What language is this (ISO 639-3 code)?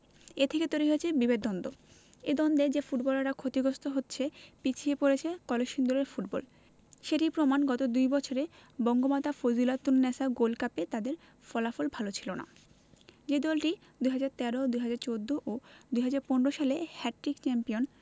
ben